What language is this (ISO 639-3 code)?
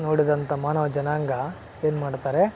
kan